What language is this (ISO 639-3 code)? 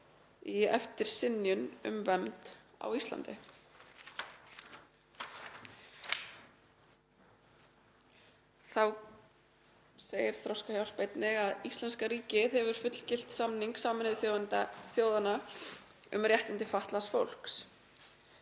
isl